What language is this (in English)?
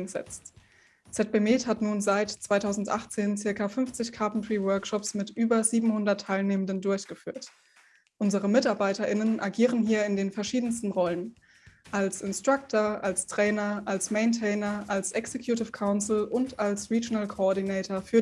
German